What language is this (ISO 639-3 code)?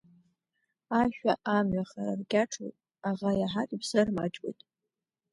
abk